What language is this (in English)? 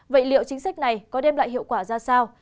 Vietnamese